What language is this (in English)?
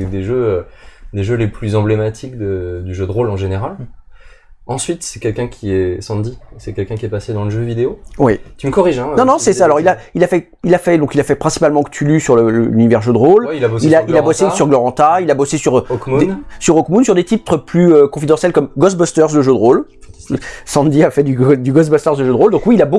French